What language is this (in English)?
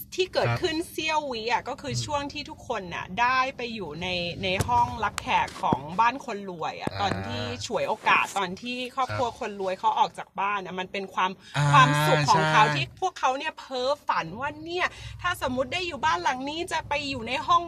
Thai